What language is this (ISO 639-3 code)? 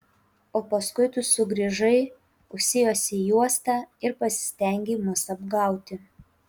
lit